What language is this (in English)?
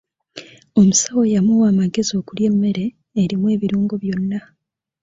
Ganda